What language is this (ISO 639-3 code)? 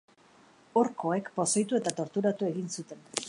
eus